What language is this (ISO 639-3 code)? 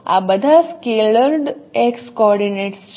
guj